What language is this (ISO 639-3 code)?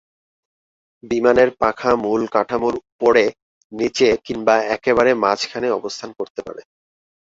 ben